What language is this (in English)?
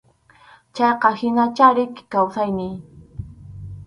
Arequipa-La Unión Quechua